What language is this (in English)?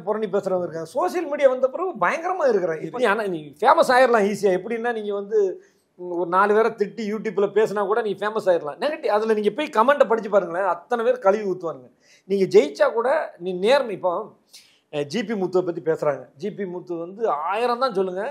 Tamil